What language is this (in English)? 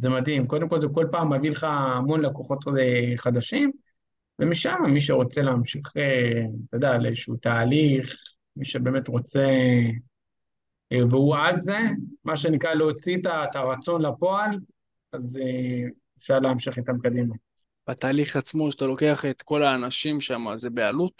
Hebrew